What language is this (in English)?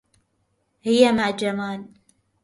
Arabic